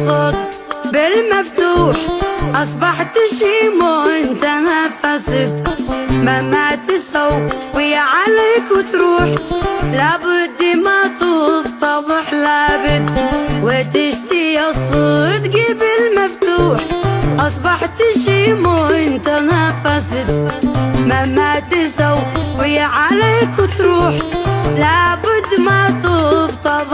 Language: Arabic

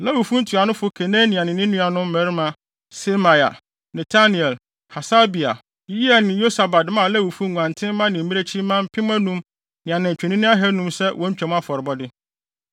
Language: Akan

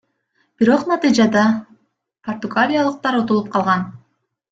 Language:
Kyrgyz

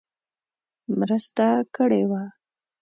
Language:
Pashto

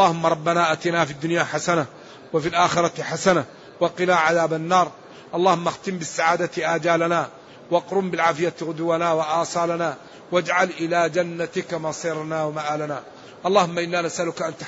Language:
Arabic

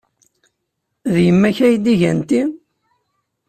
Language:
Kabyle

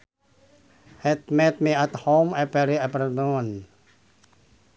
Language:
Sundanese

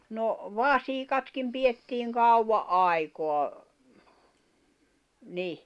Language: Finnish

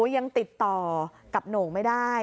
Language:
Thai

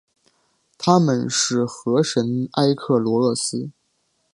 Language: Chinese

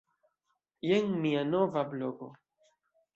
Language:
Esperanto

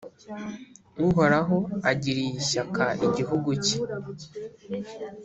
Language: Kinyarwanda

